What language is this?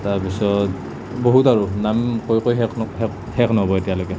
Assamese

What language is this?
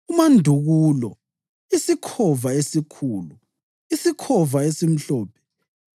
North Ndebele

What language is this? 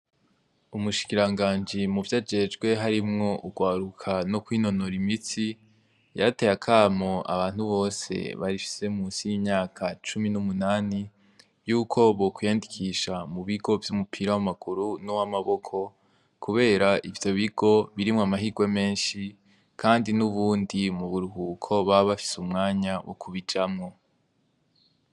Rundi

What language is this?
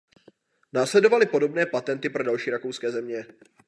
Czech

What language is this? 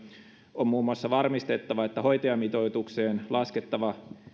Finnish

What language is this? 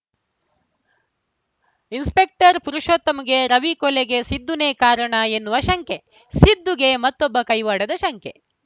Kannada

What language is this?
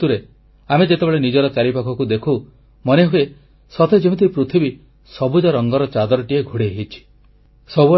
Odia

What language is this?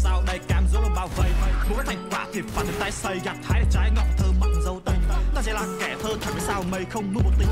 Vietnamese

